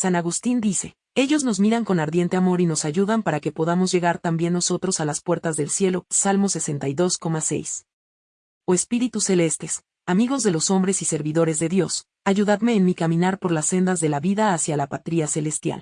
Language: Spanish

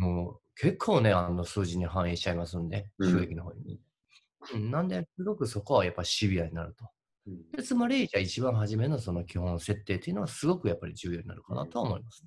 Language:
Japanese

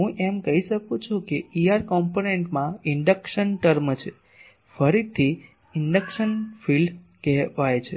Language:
Gujarati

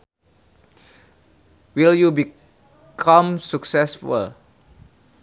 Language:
Sundanese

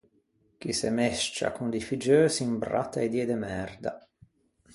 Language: Ligurian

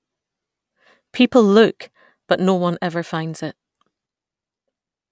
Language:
English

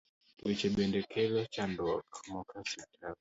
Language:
Luo (Kenya and Tanzania)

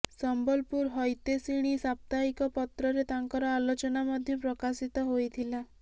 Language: Odia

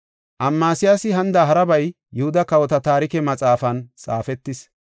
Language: Gofa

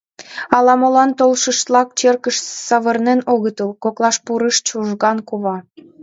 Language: Mari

